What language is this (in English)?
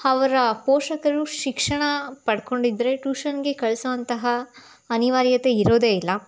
Kannada